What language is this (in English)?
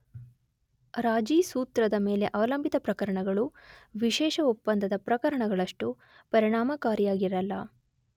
Kannada